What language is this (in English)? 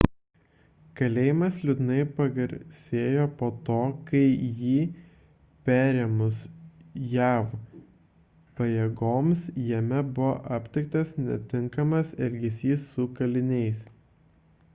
Lithuanian